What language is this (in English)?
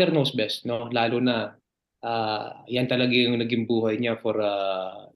Filipino